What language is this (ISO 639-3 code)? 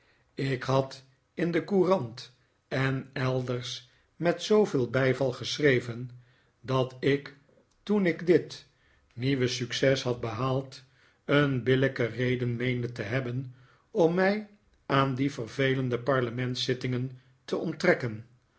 nld